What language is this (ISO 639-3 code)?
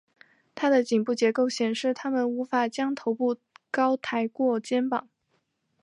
zho